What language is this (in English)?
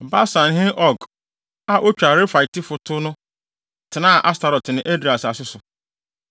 Akan